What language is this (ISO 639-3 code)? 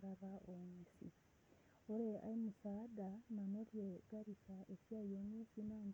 mas